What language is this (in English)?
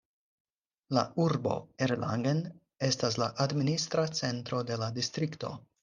Esperanto